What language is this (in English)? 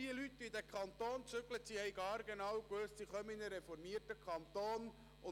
Swiss German